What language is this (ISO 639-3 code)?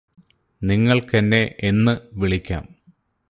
mal